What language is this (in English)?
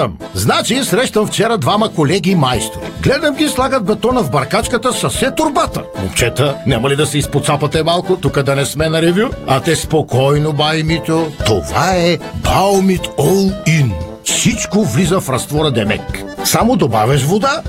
Bulgarian